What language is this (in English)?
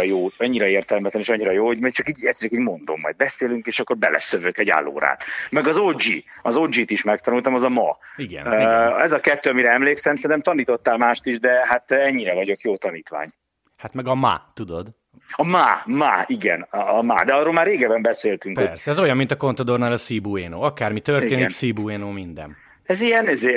Hungarian